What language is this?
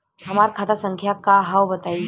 Bhojpuri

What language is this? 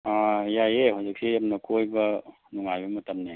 Manipuri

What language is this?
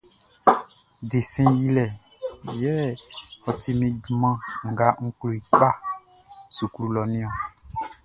Baoulé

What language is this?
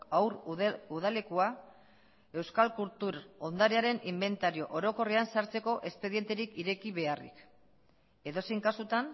Basque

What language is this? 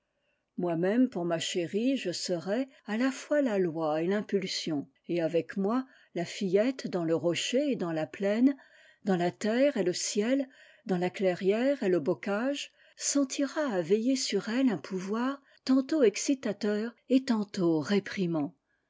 French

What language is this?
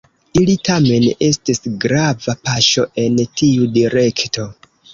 Esperanto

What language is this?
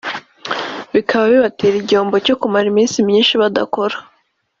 Kinyarwanda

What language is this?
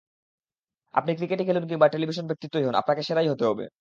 Bangla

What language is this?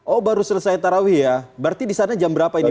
Indonesian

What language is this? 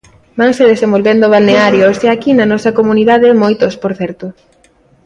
Galician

